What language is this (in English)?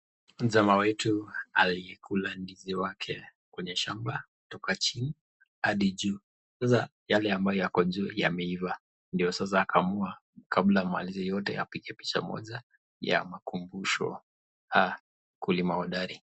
Swahili